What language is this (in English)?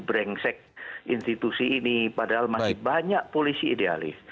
Indonesian